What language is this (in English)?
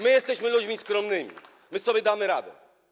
Polish